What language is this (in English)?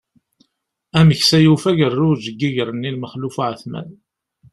Kabyle